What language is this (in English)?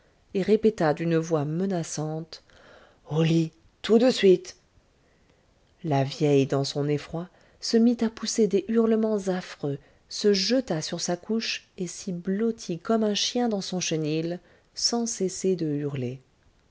French